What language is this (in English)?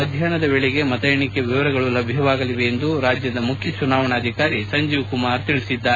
Kannada